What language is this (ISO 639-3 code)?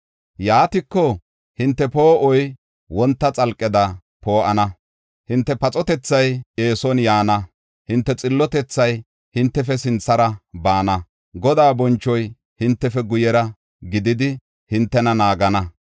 gof